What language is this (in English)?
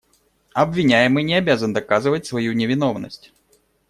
Russian